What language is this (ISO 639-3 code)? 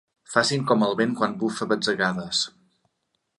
cat